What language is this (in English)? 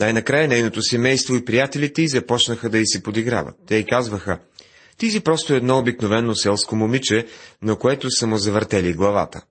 Bulgarian